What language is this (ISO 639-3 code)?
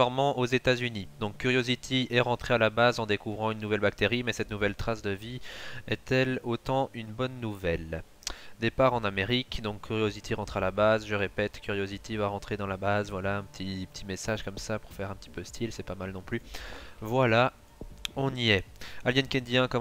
fra